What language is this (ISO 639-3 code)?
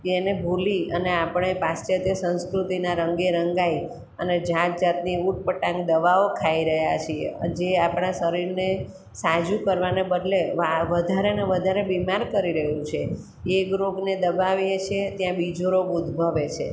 guj